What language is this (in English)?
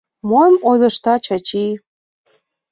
Mari